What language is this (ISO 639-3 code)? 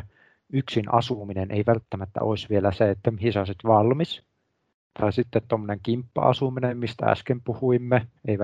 fin